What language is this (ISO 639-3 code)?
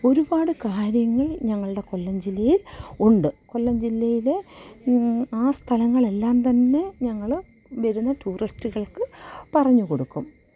mal